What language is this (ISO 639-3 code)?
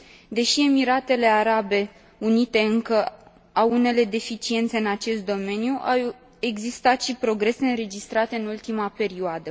ron